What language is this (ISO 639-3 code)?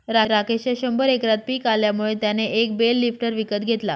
mar